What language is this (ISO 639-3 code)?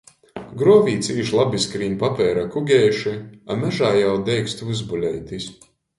ltg